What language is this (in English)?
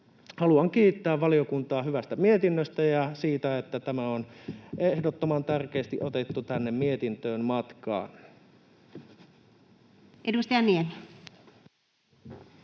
Finnish